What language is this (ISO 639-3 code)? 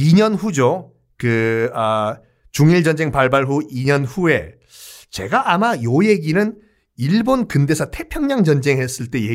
kor